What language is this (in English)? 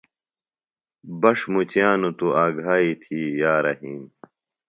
Phalura